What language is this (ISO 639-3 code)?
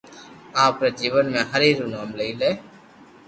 lrk